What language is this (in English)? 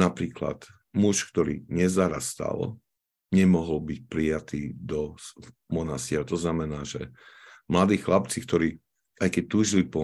Slovak